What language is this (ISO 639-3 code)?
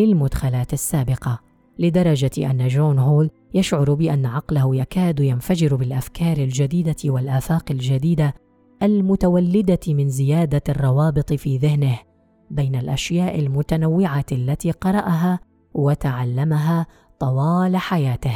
ara